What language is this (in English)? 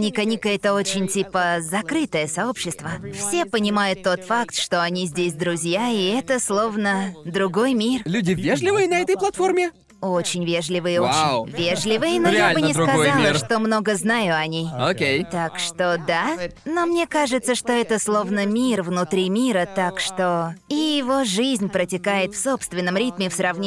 Russian